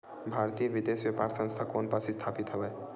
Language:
Chhattisgarhi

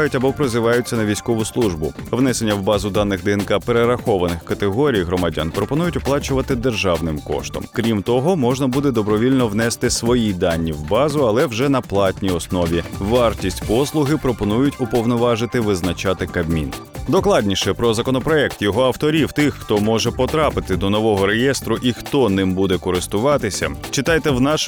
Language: Ukrainian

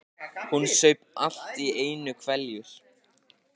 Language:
Icelandic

